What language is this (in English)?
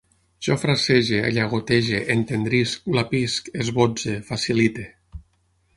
Catalan